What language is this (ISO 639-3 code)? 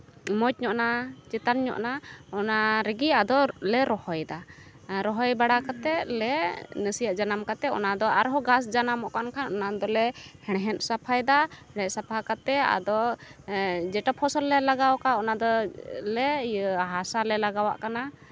sat